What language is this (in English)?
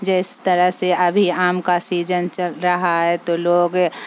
Urdu